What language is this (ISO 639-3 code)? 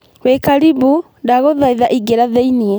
kik